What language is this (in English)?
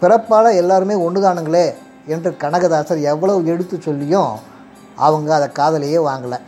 Tamil